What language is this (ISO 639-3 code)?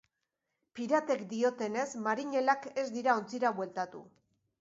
eus